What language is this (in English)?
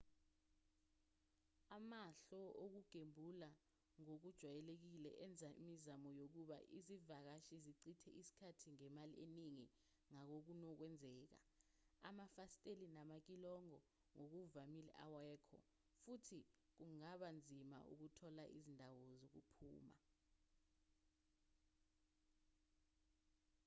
Zulu